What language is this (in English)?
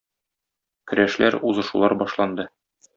Tatar